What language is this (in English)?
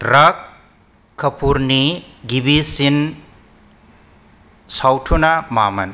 Bodo